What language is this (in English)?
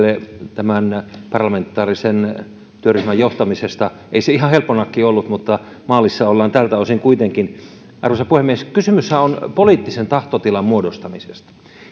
Finnish